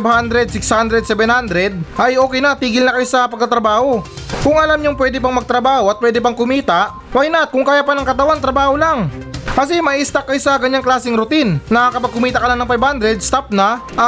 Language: Filipino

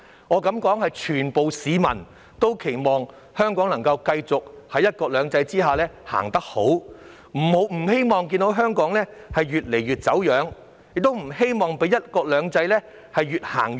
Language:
Cantonese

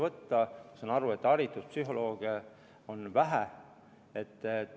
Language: Estonian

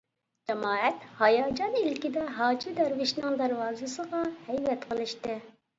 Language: Uyghur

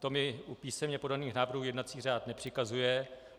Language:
Czech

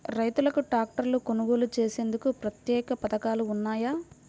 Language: Telugu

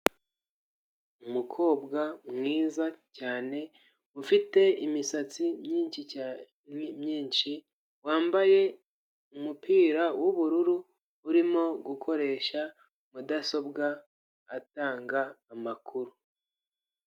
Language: Kinyarwanda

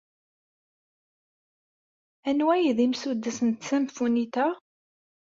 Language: Kabyle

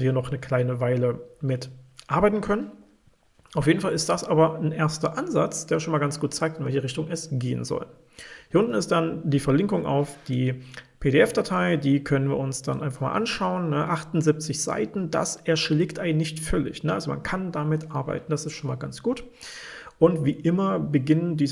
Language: German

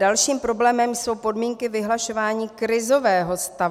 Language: Czech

